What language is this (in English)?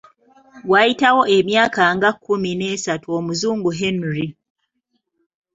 Ganda